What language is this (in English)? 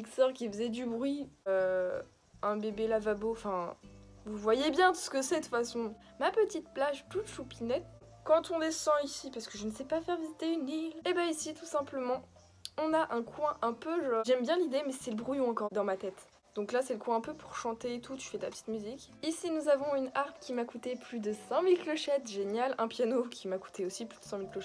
French